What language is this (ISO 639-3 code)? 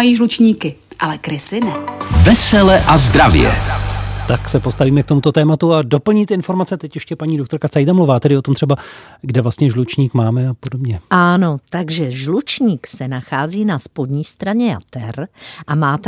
ces